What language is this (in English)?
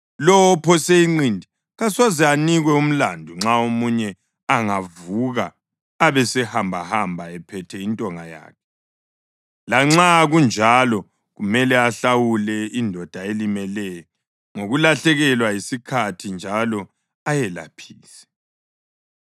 North Ndebele